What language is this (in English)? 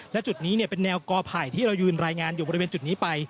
Thai